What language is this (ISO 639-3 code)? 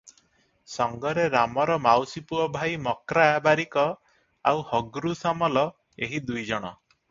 ori